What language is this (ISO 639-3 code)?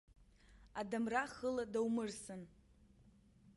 abk